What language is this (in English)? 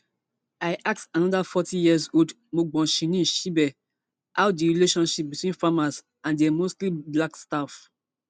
Nigerian Pidgin